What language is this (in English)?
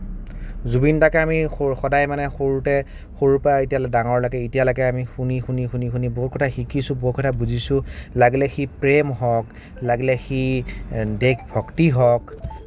Assamese